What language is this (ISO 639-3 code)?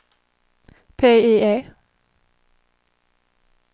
swe